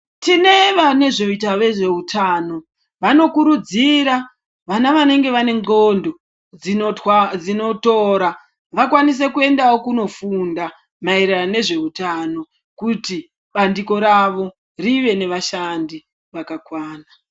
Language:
Ndau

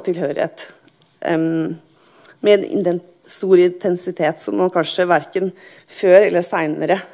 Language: Norwegian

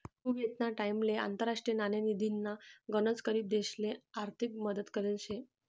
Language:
Marathi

